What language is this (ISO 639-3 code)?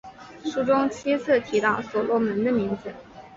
zho